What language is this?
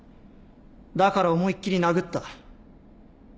Japanese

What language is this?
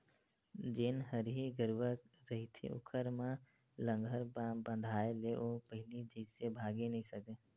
Chhattisgarhi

